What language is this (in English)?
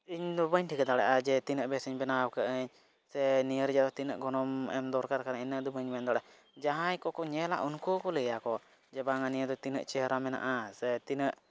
Santali